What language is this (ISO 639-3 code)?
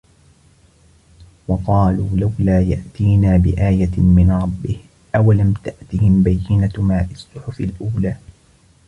ara